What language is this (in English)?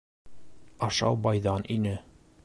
Bashkir